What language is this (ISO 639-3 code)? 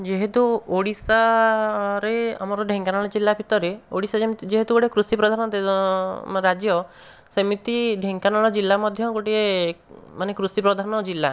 ori